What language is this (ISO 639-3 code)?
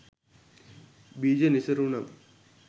sin